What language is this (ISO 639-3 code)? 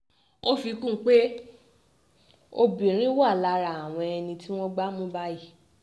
yor